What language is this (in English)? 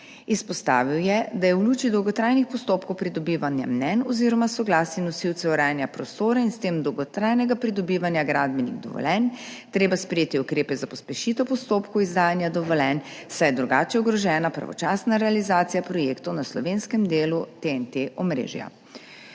Slovenian